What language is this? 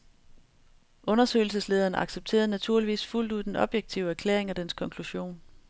Danish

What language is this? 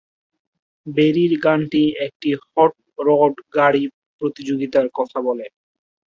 Bangla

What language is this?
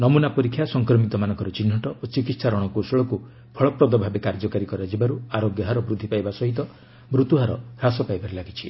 Odia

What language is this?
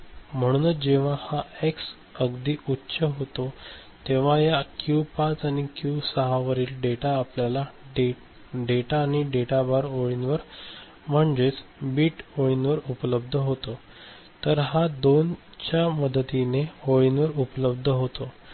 Marathi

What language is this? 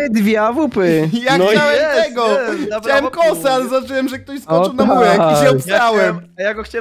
Polish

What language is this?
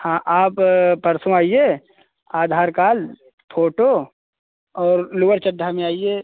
Hindi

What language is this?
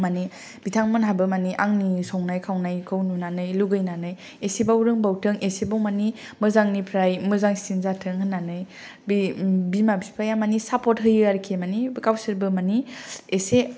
Bodo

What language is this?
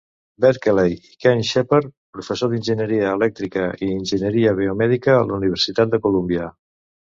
Catalan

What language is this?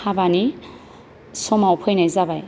Bodo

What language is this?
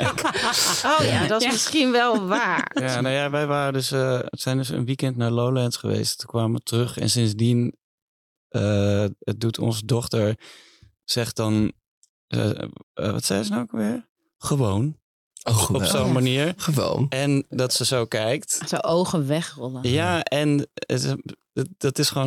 Dutch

